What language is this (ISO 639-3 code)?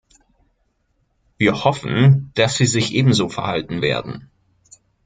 deu